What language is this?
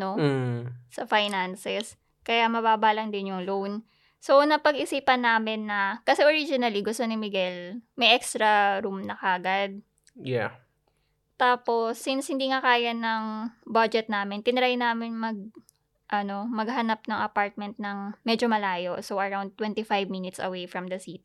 Filipino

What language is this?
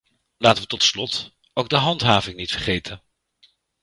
Dutch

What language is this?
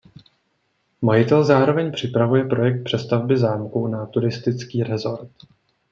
Czech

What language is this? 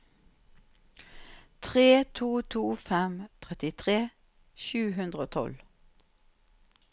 Norwegian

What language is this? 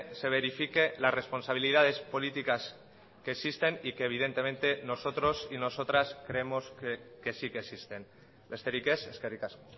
Spanish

